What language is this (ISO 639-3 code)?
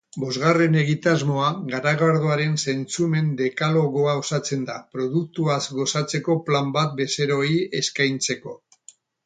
eus